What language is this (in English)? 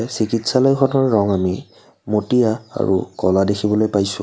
Assamese